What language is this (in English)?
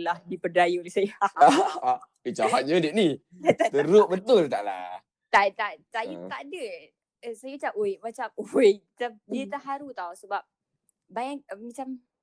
Malay